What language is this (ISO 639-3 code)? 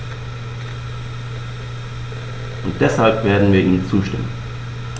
deu